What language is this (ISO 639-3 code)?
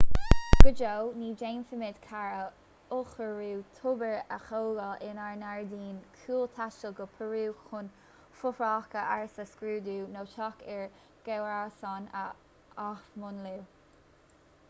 gle